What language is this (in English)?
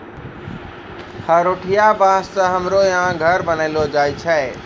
Maithili